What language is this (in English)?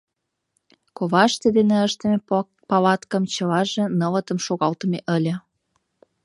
Mari